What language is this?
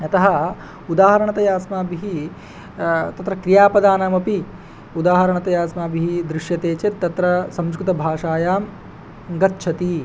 Sanskrit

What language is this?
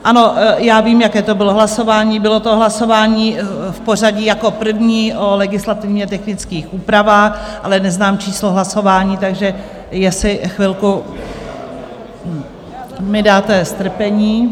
Czech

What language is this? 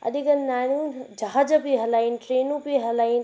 Sindhi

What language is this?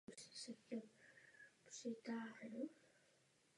Czech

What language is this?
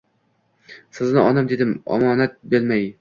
Uzbek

